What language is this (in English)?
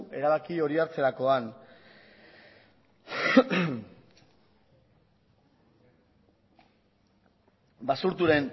Basque